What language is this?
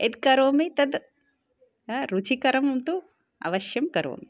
Sanskrit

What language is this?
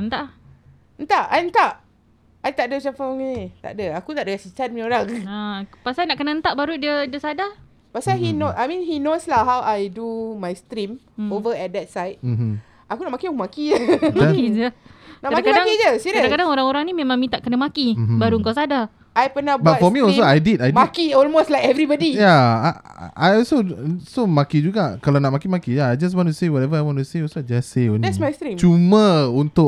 Malay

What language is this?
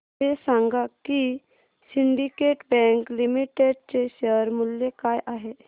Marathi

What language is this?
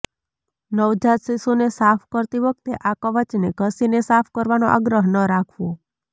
Gujarati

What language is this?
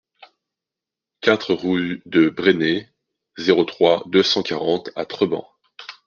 French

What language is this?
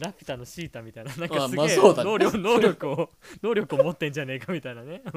Japanese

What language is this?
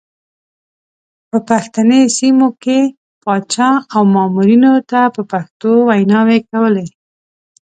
Pashto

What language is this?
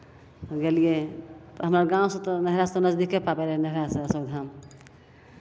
Maithili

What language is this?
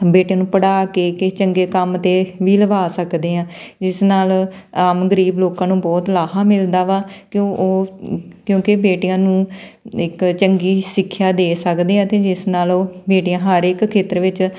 Punjabi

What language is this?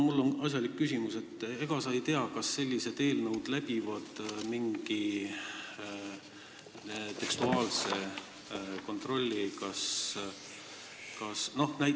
Estonian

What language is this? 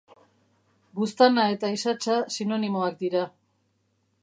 Basque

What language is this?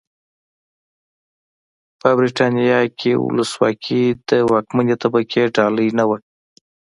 Pashto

